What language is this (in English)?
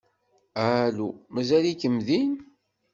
Kabyle